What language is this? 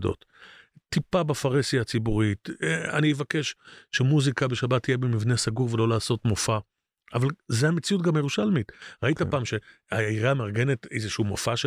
Hebrew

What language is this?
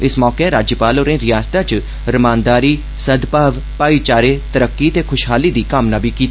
Dogri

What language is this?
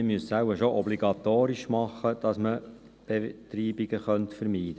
Swiss German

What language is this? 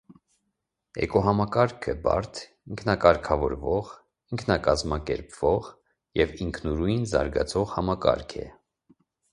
Armenian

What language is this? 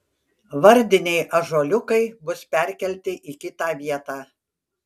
Lithuanian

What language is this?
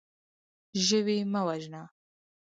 Pashto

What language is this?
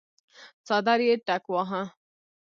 Pashto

